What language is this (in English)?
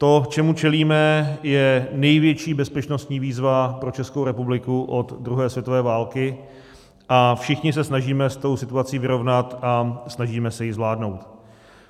Czech